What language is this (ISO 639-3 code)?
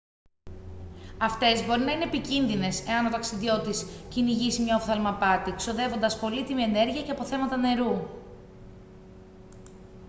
ell